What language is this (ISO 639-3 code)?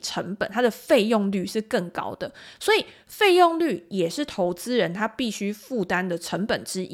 zho